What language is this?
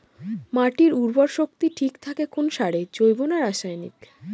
Bangla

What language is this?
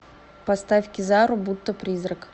Russian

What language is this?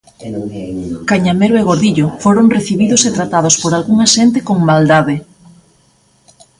Galician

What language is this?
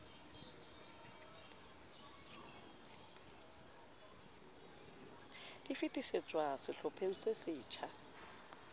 Southern Sotho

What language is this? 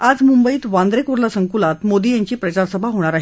Marathi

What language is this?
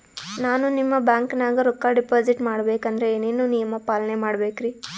Kannada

